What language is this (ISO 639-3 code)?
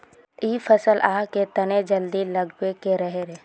mag